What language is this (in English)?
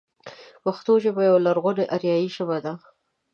Pashto